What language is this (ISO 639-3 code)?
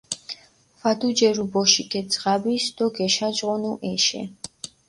xmf